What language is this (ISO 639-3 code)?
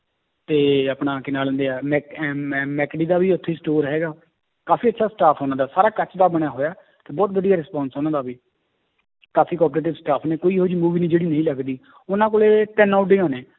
pan